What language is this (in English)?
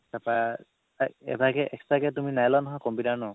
Assamese